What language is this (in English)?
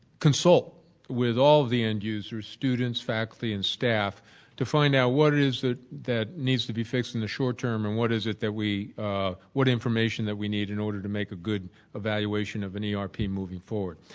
English